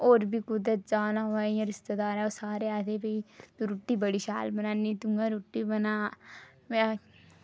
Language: Dogri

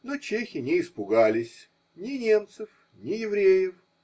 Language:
Russian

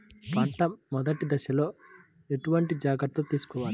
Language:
Telugu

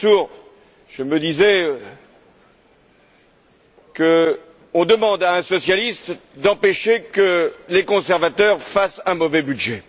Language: French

